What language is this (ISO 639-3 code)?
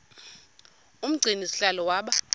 xho